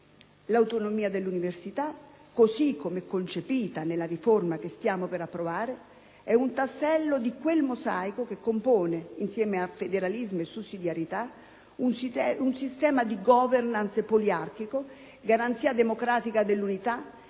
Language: Italian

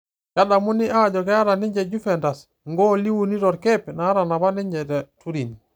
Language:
Masai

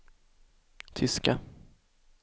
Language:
Swedish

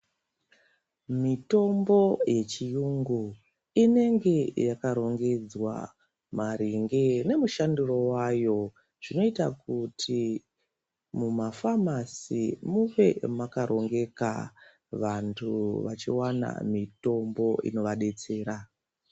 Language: Ndau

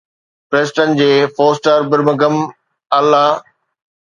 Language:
Sindhi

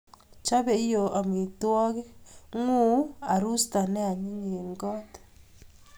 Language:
Kalenjin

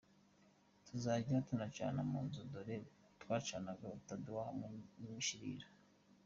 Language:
Kinyarwanda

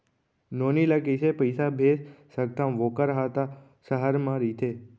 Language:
Chhattisgarhi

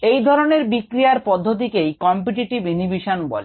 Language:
Bangla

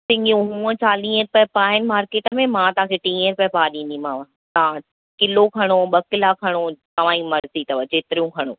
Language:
Sindhi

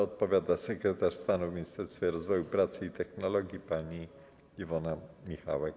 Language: Polish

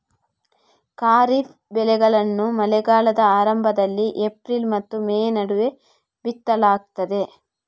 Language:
Kannada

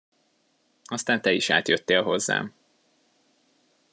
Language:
Hungarian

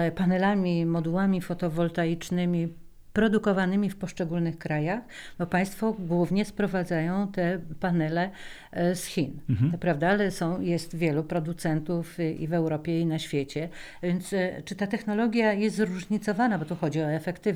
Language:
Polish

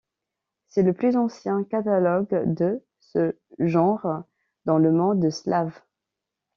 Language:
French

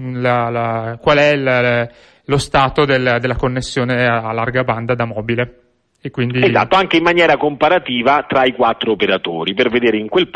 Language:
Italian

